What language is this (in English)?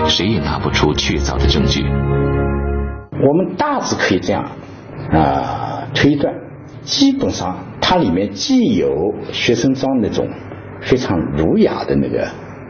Chinese